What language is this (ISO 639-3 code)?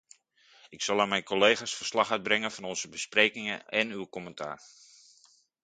nld